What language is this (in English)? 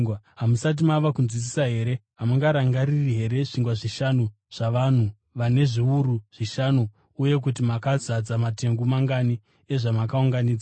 Shona